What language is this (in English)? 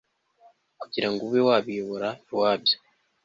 Kinyarwanda